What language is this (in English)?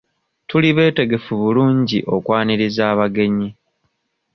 Ganda